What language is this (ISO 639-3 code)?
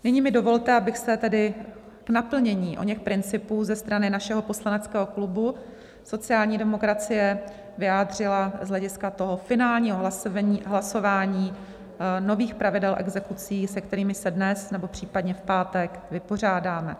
ces